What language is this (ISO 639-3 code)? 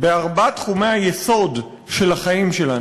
heb